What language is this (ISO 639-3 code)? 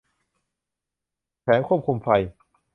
tha